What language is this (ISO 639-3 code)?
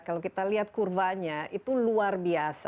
ind